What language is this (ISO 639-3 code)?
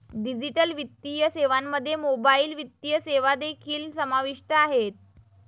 mar